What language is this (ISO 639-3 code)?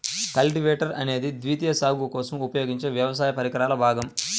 tel